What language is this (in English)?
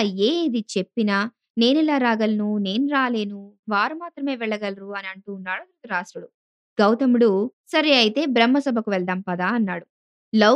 Telugu